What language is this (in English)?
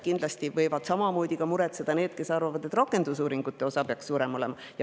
Estonian